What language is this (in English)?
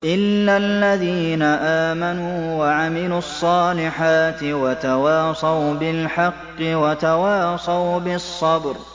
Arabic